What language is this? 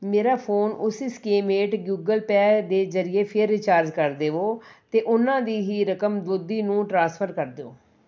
Punjabi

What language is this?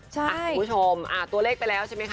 Thai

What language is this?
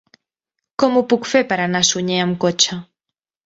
Catalan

